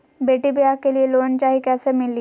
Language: Magahi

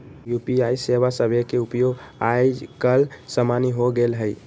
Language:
Magahi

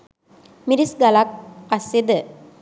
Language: Sinhala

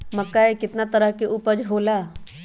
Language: Magahi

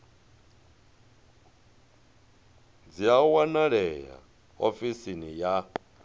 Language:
Venda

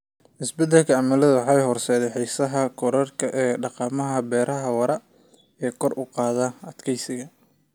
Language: Somali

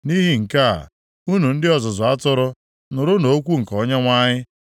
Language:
Igbo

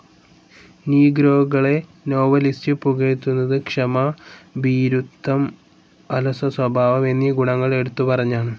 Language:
Malayalam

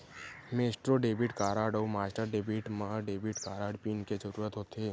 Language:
Chhattisgarhi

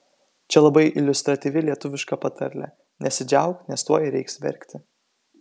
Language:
Lithuanian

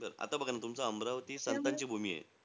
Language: Marathi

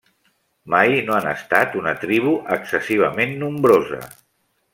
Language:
Catalan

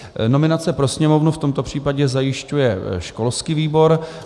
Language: Czech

